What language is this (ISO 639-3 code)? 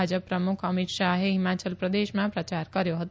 guj